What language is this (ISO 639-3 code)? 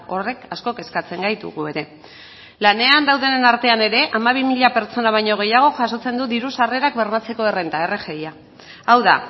eus